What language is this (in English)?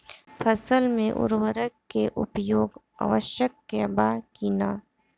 Bhojpuri